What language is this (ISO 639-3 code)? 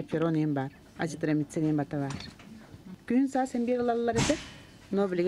rus